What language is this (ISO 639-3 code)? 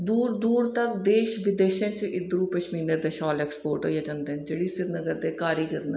doi